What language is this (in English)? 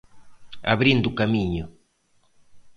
Galician